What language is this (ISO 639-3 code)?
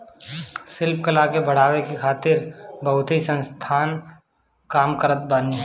bho